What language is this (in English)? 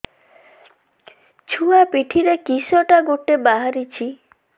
Odia